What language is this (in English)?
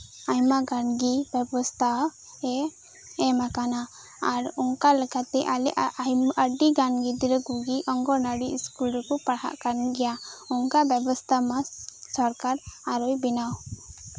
Santali